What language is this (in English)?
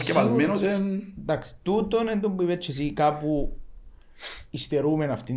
Greek